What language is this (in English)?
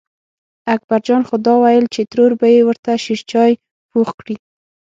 Pashto